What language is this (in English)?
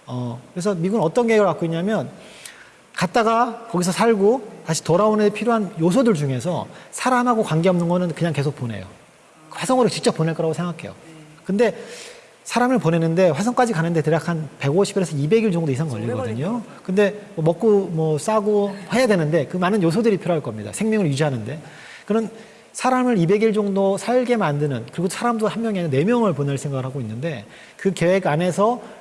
Korean